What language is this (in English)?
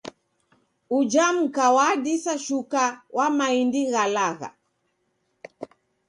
Taita